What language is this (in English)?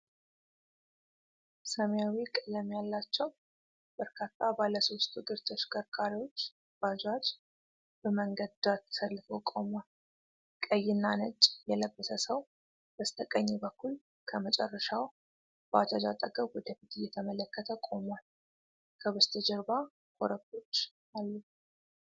Amharic